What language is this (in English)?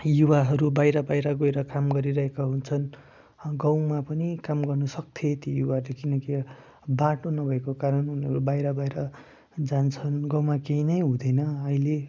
Nepali